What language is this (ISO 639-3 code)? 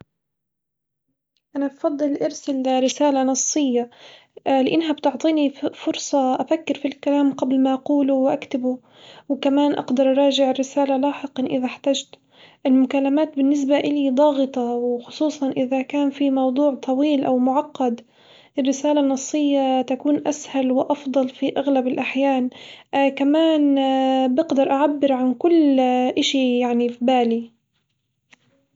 acw